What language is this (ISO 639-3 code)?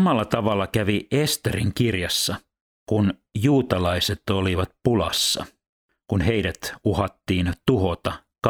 fin